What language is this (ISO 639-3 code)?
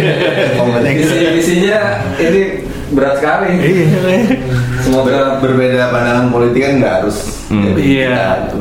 ind